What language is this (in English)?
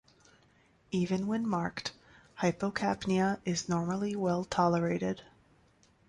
English